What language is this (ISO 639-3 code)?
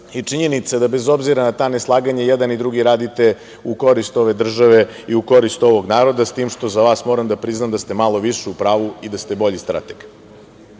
srp